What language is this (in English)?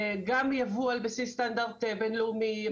Hebrew